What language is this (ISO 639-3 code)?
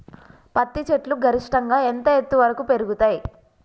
tel